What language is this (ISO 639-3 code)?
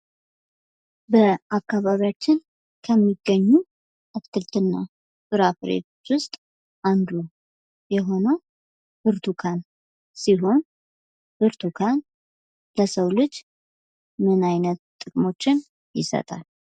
amh